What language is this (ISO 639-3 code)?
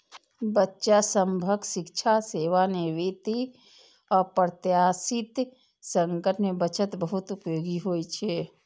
mai